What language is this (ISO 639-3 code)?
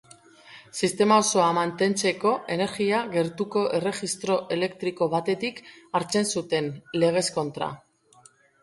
eus